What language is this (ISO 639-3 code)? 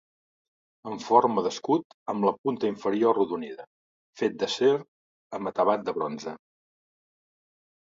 cat